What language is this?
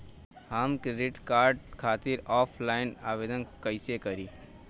Bhojpuri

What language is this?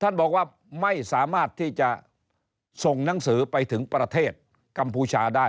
Thai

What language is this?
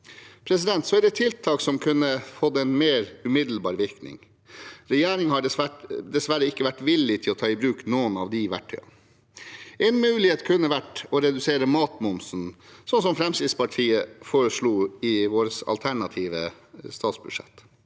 Norwegian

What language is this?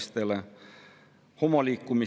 Estonian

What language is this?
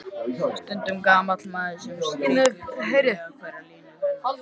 Icelandic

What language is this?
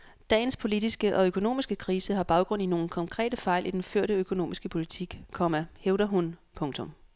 Danish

